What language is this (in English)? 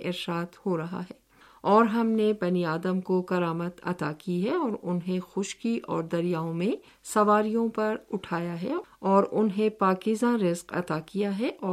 Urdu